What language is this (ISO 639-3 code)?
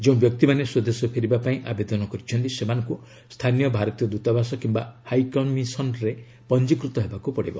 ori